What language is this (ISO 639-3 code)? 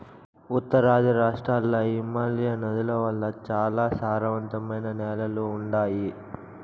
tel